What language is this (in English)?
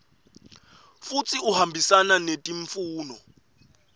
Swati